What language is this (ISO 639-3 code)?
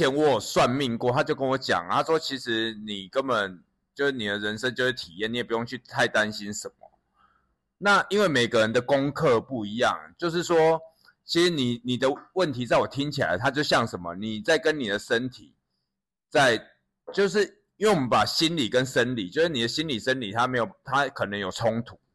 zho